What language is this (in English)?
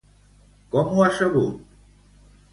Catalan